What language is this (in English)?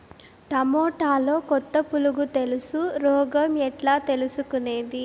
Telugu